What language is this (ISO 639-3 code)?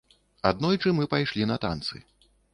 bel